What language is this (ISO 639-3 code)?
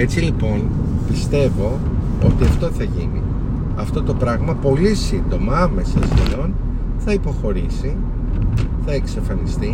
ell